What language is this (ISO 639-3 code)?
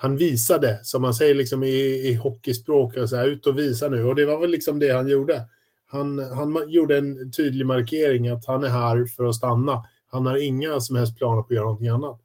swe